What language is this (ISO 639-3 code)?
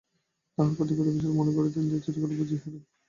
ben